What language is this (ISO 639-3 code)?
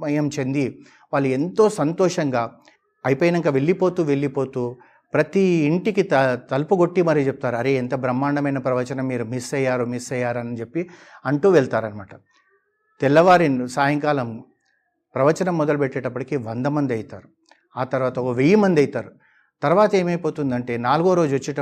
tel